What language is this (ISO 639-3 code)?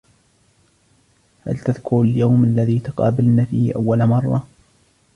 ara